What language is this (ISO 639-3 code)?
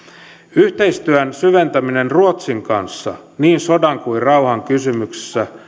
fin